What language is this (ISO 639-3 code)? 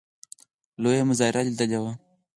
pus